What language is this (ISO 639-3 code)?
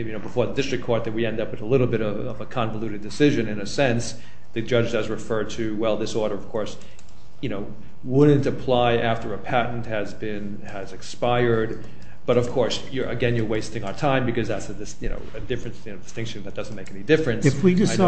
eng